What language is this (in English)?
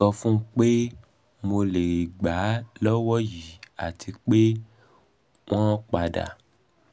Yoruba